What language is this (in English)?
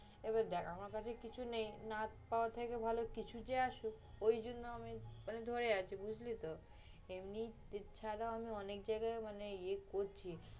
Bangla